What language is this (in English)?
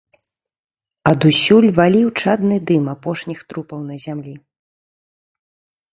Belarusian